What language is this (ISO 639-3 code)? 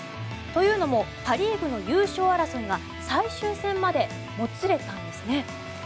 jpn